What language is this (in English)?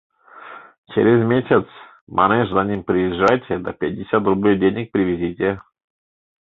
Mari